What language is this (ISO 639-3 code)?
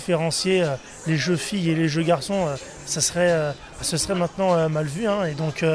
fra